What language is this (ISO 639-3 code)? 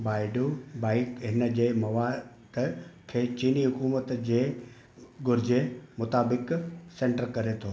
snd